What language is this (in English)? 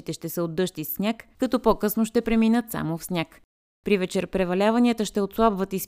Bulgarian